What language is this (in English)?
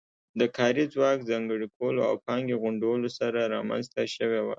Pashto